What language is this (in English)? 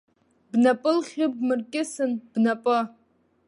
Abkhazian